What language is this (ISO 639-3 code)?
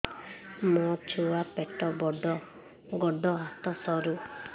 ori